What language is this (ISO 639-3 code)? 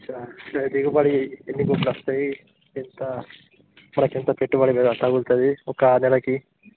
tel